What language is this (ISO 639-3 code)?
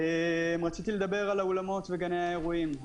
heb